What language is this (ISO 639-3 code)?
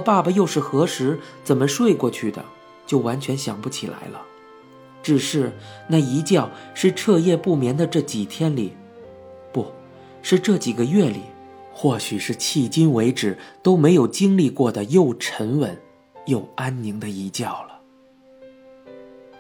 zho